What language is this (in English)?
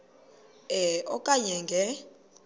Xhosa